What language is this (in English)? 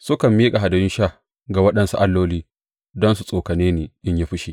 Hausa